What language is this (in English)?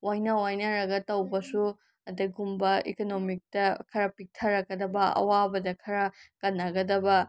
Manipuri